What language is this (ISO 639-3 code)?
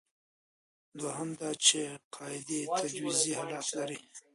pus